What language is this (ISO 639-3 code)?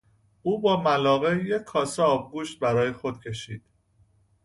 fas